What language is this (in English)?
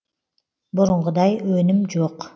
Kazakh